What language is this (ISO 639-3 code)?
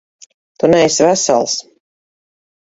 lav